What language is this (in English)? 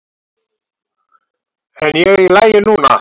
Icelandic